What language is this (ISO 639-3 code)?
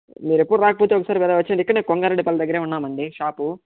tel